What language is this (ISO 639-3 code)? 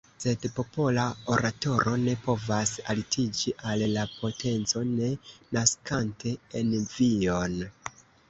epo